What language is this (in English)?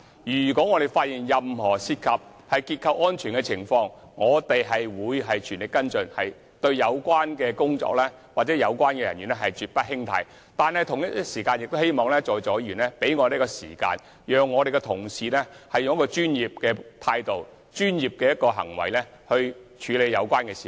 Cantonese